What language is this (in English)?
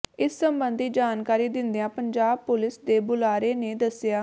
Punjabi